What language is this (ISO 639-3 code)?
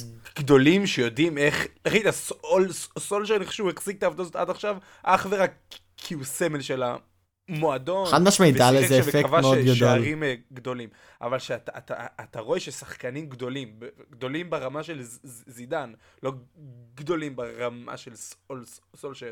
heb